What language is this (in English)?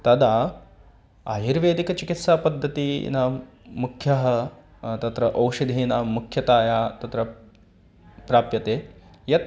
Sanskrit